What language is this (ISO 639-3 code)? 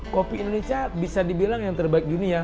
ind